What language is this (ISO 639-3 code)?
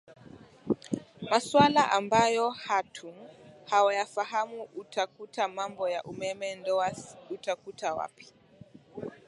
swa